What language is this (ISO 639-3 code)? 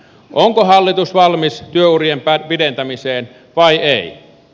fin